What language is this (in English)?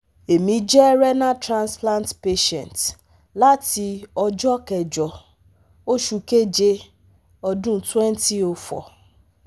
Yoruba